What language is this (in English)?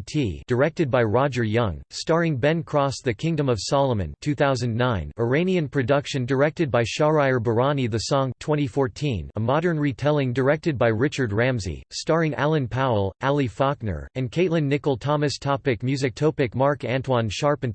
English